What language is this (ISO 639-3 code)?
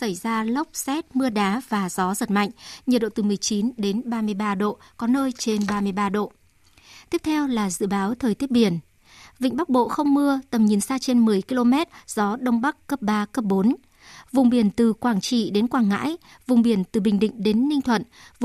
vie